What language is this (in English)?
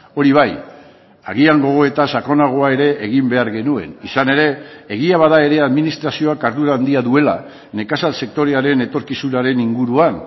Basque